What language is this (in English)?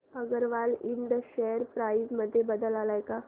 Marathi